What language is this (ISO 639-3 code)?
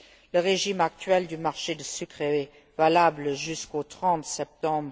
fra